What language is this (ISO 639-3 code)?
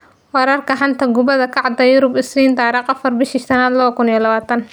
som